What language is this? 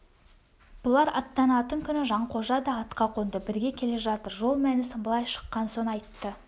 Kazakh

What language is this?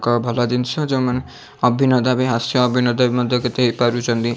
Odia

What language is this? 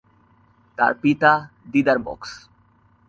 Bangla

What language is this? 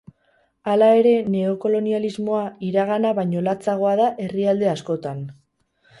Basque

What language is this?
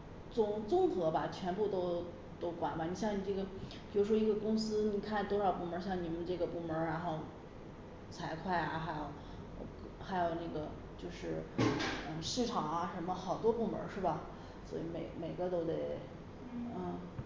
Chinese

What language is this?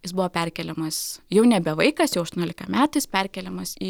Lithuanian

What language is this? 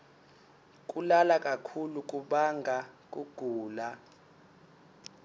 Swati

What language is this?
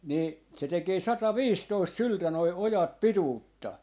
Finnish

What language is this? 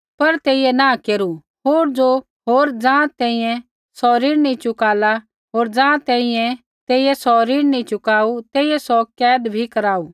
Kullu Pahari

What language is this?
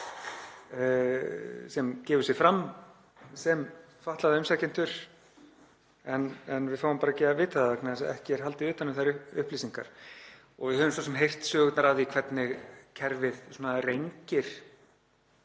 Icelandic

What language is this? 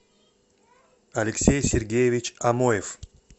Russian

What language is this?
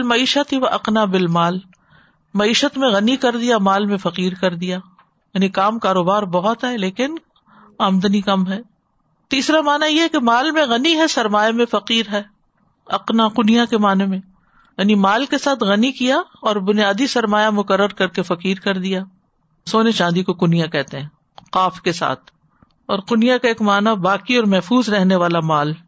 Urdu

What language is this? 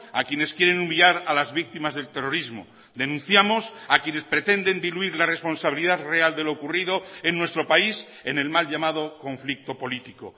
Spanish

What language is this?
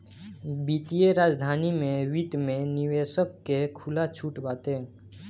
Bhojpuri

